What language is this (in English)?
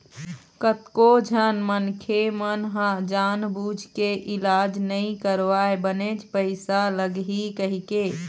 Chhattisgarhi